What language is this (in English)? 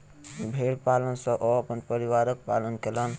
Maithili